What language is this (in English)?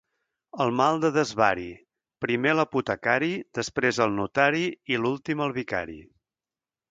Catalan